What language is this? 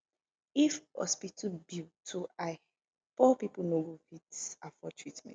Nigerian Pidgin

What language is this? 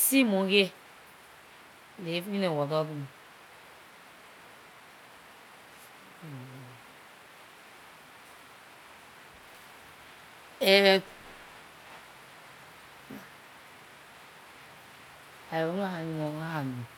Liberian English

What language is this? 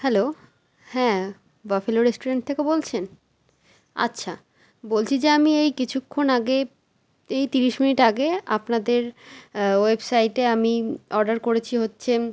Bangla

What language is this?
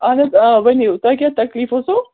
Kashmiri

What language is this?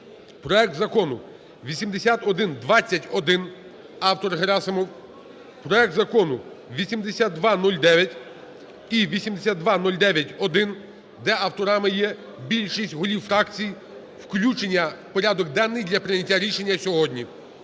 Ukrainian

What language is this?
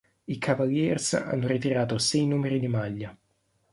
Italian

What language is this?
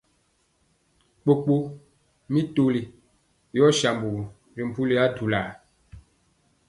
Mpiemo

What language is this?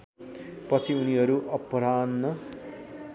Nepali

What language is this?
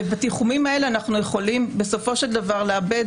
Hebrew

